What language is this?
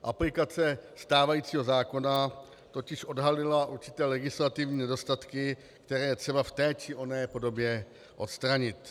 Czech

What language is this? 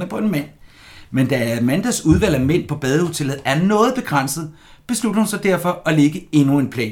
Danish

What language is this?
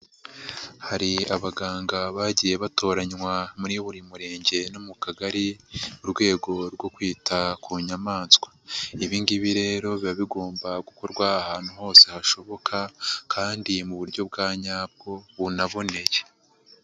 Kinyarwanda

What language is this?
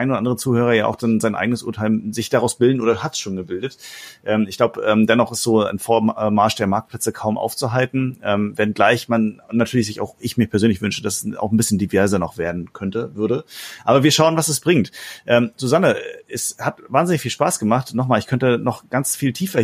German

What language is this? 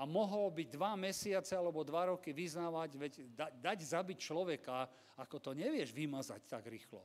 Slovak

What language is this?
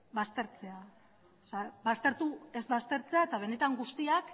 Basque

